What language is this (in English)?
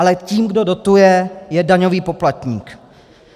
Czech